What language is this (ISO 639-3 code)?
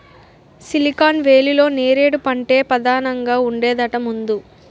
tel